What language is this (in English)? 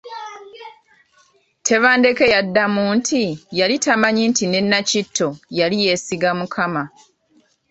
Ganda